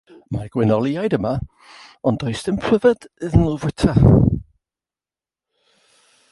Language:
Welsh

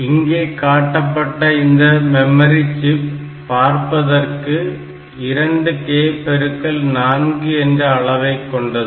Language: Tamil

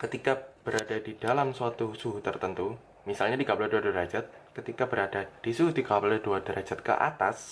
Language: Indonesian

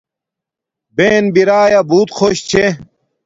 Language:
Domaaki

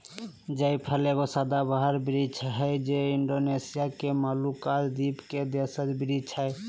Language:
Magahi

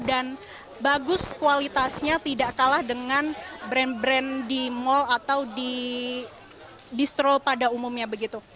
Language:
Indonesian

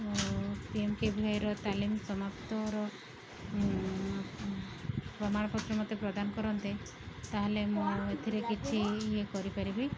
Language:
Odia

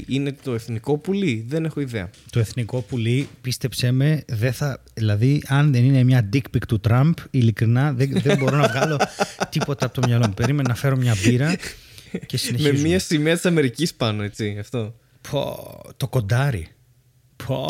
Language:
Greek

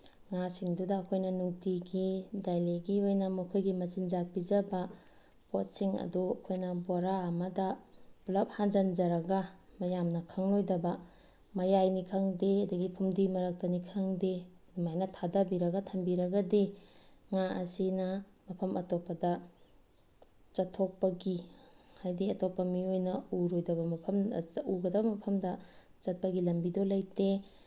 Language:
Manipuri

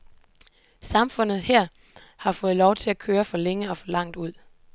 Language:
Danish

